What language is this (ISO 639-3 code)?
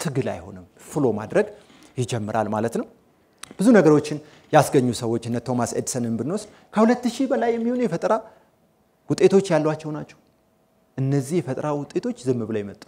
ara